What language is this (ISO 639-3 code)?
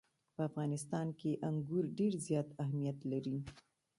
pus